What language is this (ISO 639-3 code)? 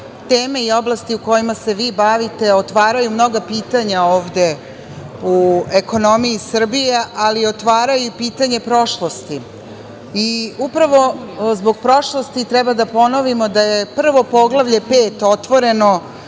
srp